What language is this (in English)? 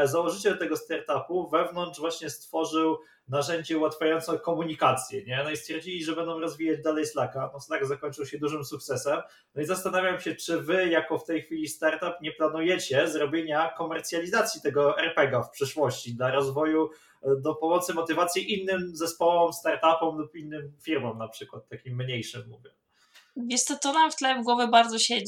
Polish